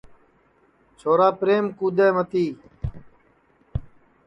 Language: Sansi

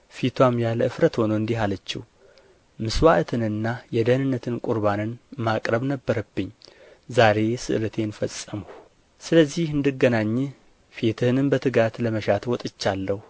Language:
Amharic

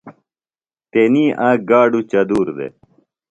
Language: Phalura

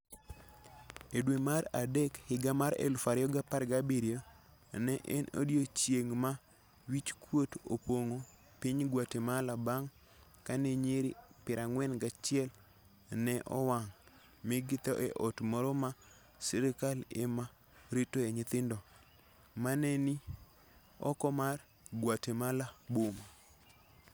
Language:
Luo (Kenya and Tanzania)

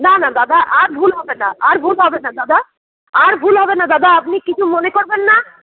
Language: Bangla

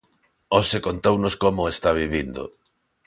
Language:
Galician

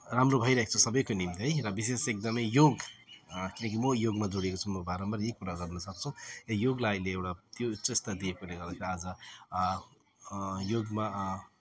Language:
Nepali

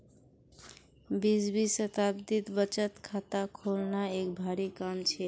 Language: Magahi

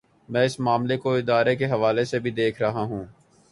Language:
Urdu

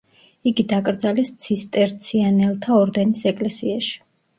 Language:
Georgian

